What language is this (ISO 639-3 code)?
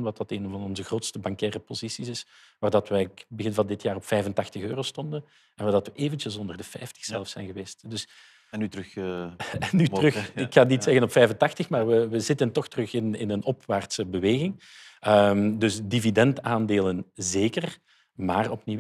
nld